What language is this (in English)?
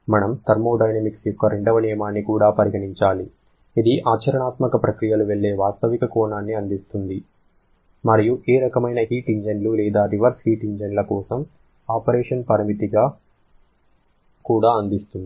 Telugu